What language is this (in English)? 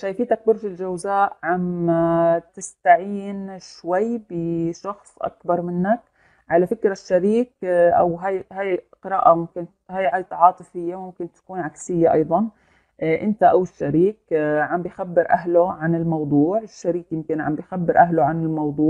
Arabic